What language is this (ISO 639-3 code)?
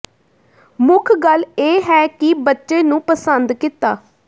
pan